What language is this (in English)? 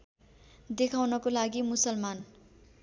Nepali